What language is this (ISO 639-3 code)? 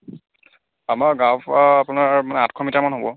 asm